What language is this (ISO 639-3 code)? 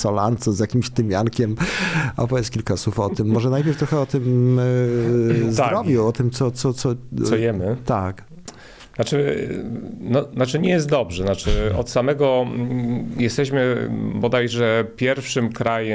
pol